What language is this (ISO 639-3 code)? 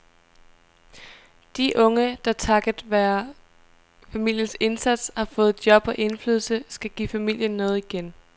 dan